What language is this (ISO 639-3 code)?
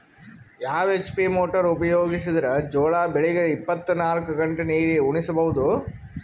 kan